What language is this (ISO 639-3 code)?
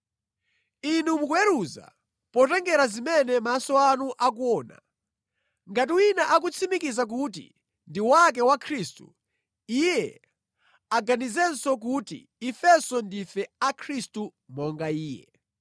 nya